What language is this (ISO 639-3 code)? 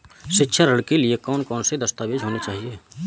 hin